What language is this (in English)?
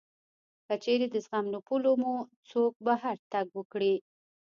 Pashto